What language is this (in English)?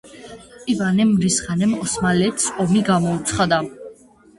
Georgian